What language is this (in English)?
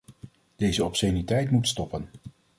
Dutch